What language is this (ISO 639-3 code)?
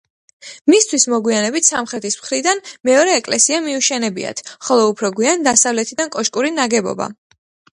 kat